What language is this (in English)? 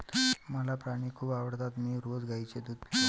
Marathi